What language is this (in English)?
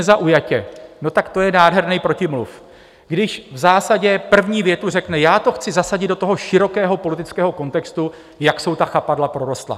Czech